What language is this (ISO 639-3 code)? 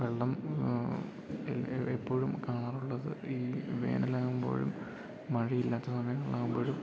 mal